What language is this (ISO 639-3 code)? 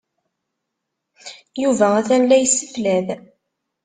kab